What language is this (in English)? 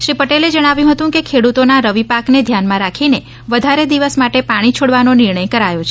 Gujarati